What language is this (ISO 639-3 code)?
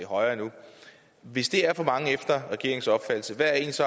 dan